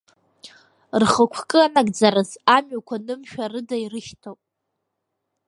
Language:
Abkhazian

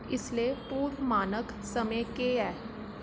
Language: Dogri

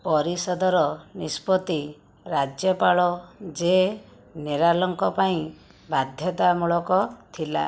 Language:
Odia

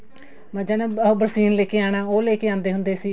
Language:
Punjabi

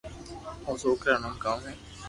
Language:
Loarki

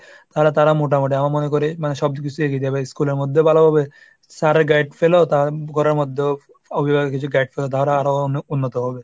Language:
Bangla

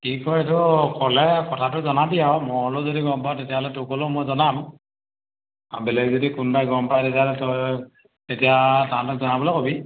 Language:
Assamese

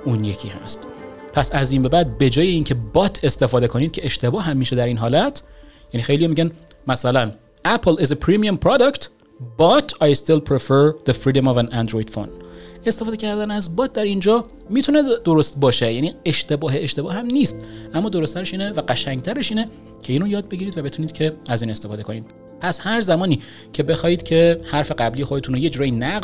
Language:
Persian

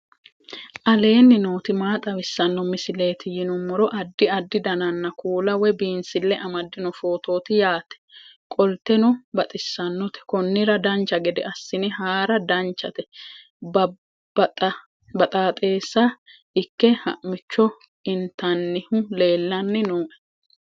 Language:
Sidamo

